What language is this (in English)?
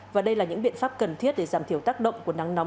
Vietnamese